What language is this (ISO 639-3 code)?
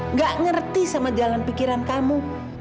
ind